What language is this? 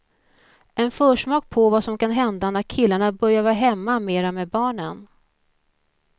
Swedish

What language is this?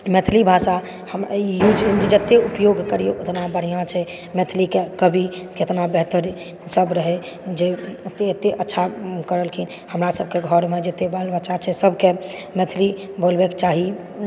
Maithili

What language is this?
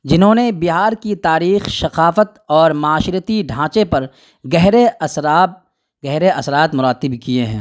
Urdu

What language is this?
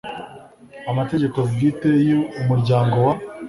Kinyarwanda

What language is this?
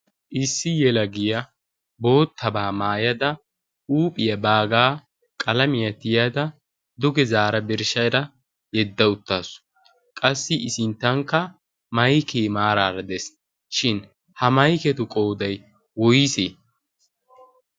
Wolaytta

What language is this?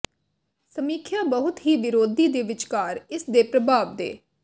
Punjabi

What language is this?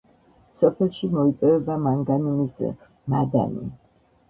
Georgian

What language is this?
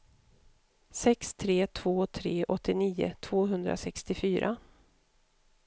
Swedish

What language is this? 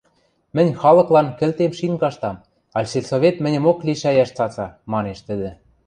Western Mari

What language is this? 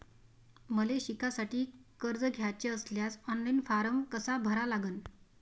Marathi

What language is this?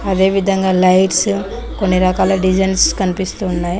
Telugu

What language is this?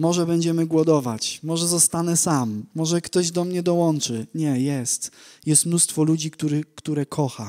Polish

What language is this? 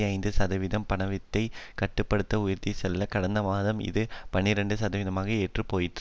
Tamil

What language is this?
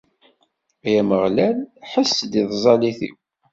Kabyle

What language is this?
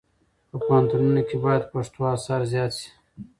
Pashto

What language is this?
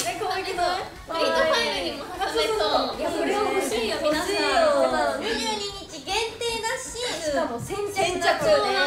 Japanese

